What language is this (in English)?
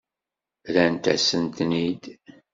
Kabyle